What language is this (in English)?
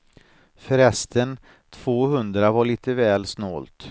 Swedish